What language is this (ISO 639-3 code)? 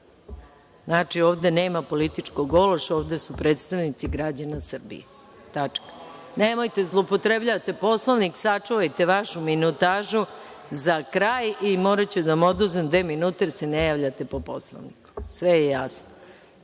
srp